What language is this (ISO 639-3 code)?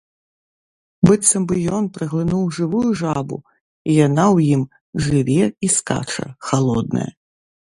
bel